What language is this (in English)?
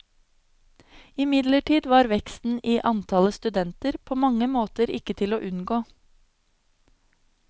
Norwegian